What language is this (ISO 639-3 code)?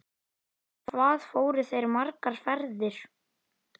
isl